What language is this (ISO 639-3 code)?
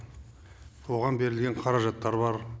kaz